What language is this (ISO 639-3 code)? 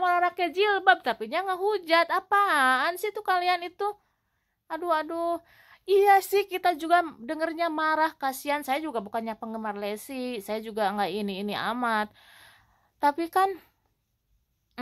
ind